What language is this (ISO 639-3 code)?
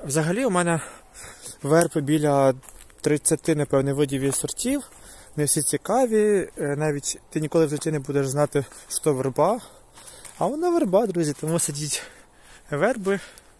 ukr